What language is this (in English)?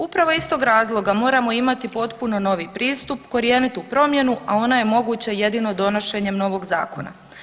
Croatian